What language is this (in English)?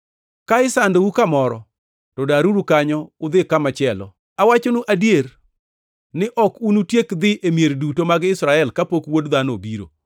Luo (Kenya and Tanzania)